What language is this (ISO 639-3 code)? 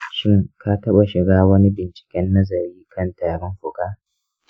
hau